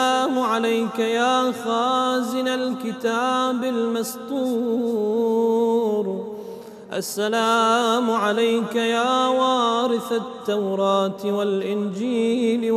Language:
Arabic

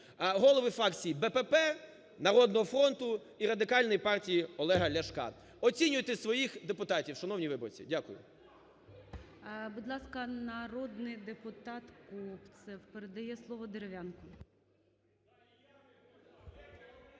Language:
Ukrainian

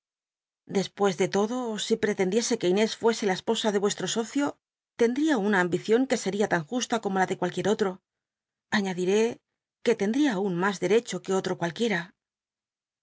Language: Spanish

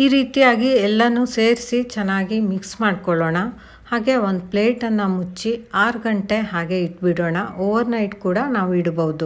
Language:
Romanian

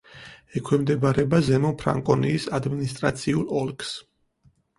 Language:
Georgian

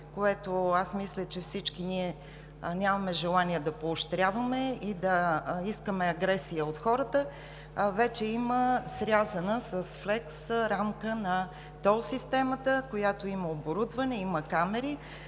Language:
Bulgarian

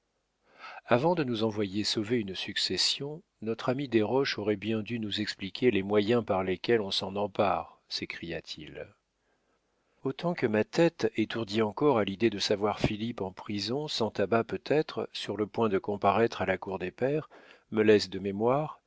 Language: French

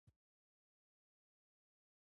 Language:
Pashto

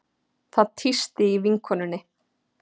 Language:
Icelandic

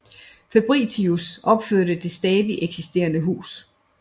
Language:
Danish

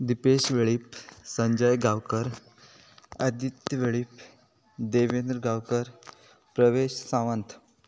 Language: Konkani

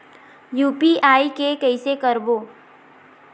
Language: Chhattisgarhi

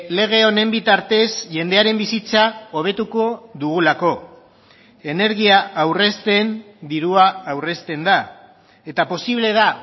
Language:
Basque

